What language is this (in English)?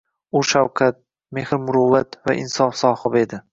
Uzbek